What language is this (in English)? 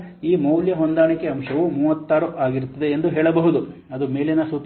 Kannada